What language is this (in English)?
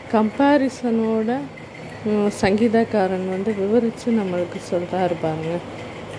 Tamil